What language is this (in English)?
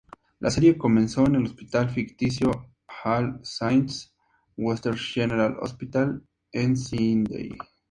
Spanish